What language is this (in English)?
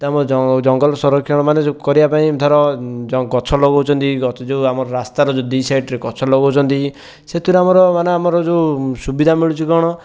Odia